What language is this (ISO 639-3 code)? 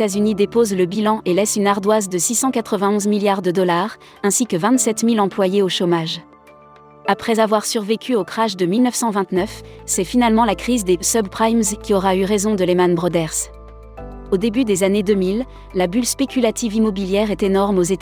fra